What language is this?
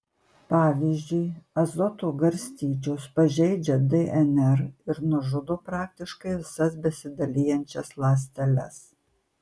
Lithuanian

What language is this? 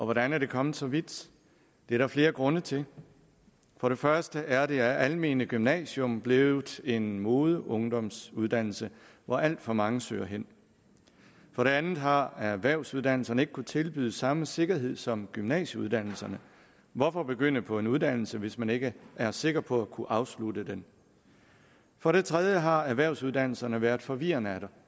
Danish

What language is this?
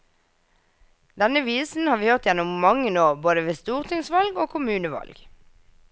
Norwegian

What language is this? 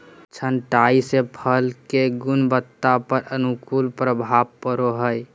Magahi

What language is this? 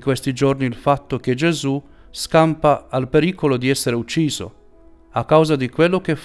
Italian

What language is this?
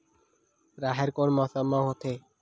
Chhattisgarhi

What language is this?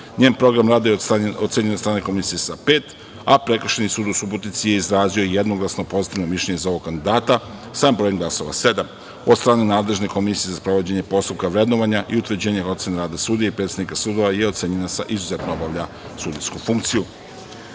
Serbian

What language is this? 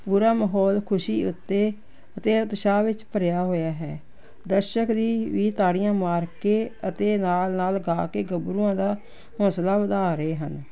Punjabi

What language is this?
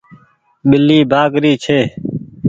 Goaria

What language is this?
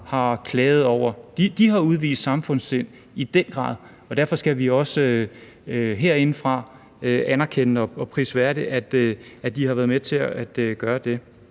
Danish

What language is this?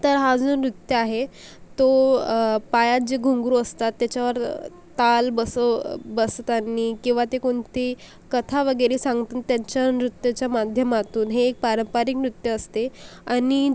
Marathi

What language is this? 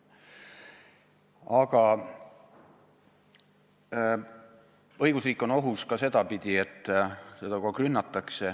Estonian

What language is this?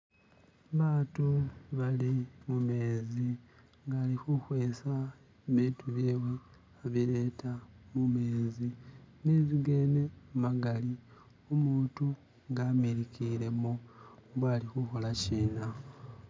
Masaaba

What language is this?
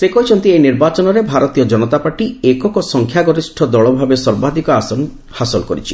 Odia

